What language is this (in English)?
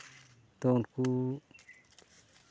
Santali